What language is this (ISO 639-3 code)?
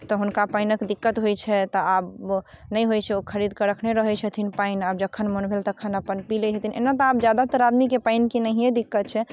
mai